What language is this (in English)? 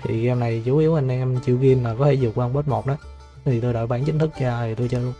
Vietnamese